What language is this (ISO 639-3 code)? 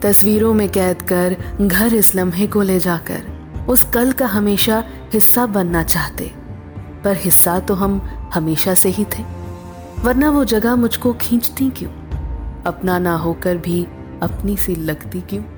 hin